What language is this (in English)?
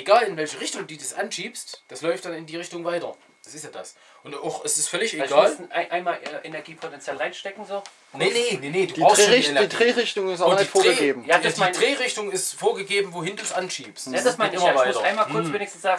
German